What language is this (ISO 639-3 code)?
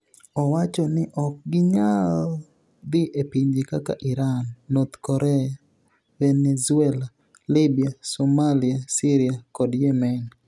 luo